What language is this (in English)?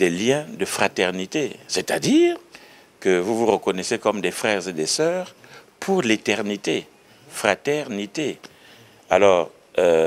French